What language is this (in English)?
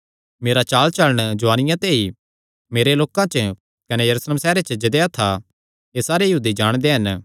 Kangri